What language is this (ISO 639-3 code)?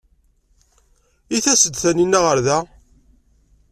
kab